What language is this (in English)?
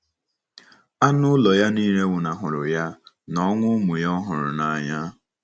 Igbo